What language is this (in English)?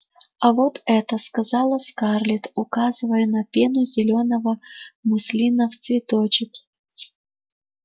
Russian